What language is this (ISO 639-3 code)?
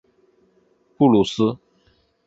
zho